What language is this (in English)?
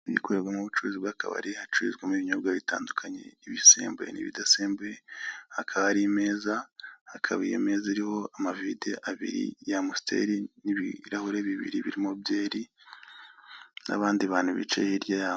Kinyarwanda